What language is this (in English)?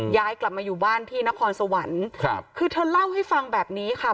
Thai